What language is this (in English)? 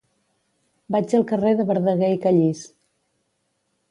Catalan